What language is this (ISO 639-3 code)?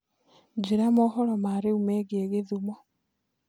kik